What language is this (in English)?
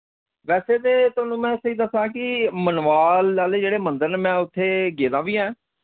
Dogri